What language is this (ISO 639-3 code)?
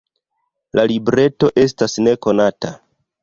epo